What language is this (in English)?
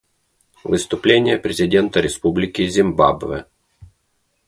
Russian